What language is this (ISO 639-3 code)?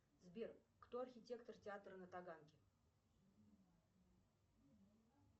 rus